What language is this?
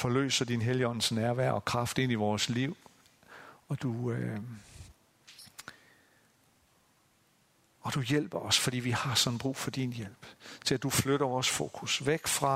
Danish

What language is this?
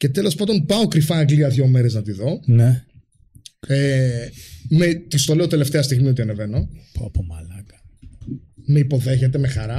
Greek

